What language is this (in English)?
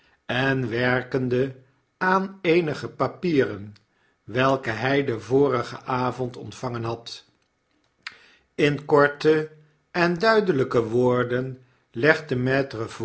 Dutch